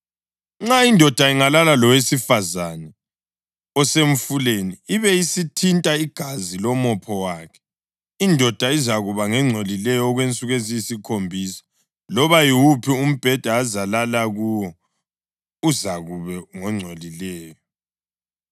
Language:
North Ndebele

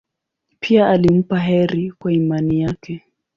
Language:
Swahili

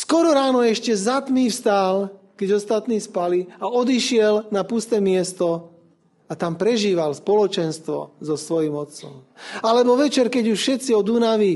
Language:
Slovak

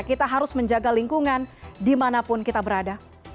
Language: Indonesian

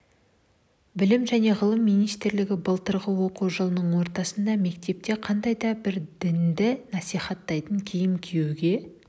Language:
Kazakh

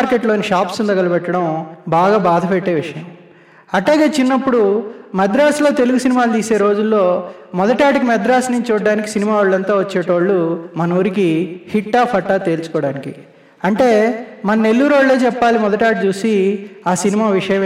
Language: Telugu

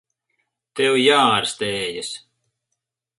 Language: Latvian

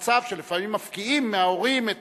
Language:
Hebrew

